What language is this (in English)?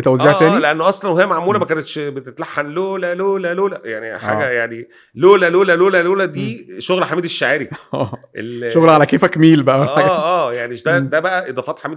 Arabic